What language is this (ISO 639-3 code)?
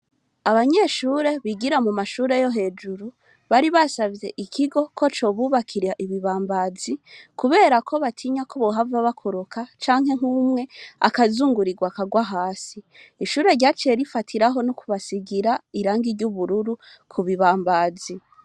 run